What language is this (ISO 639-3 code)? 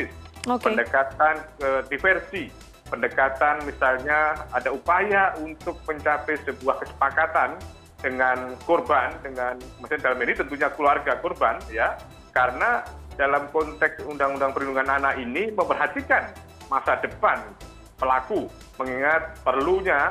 ind